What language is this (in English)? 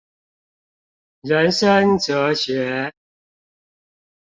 Chinese